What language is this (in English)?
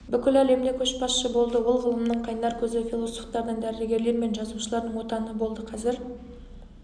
Kazakh